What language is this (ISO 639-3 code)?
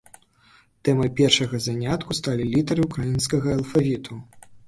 bel